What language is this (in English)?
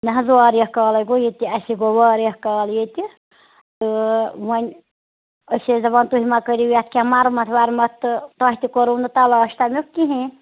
Kashmiri